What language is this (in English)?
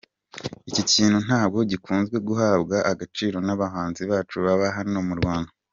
Kinyarwanda